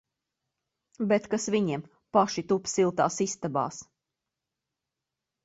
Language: Latvian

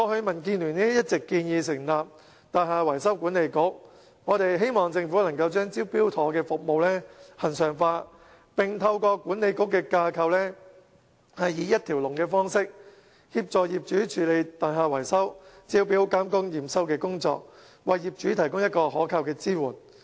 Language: Cantonese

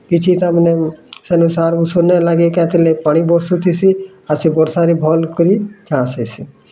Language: Odia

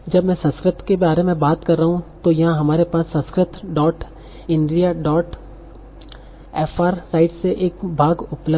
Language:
Hindi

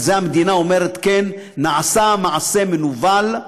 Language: Hebrew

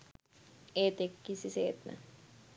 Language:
Sinhala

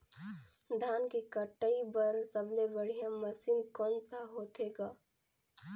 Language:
Chhattisgarhi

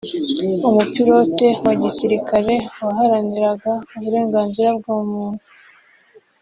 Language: Kinyarwanda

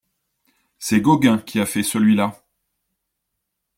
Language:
French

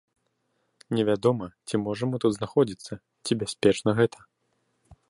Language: Belarusian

